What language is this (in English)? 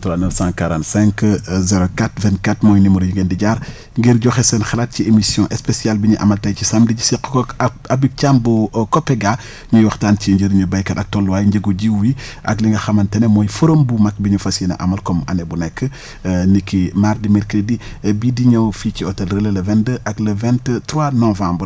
Wolof